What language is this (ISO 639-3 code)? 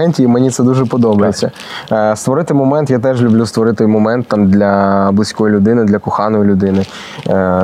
ukr